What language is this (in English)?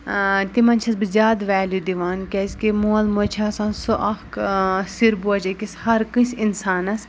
Kashmiri